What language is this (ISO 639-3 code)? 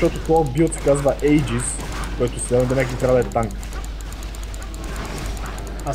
bul